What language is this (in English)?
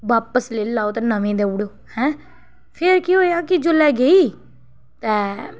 Dogri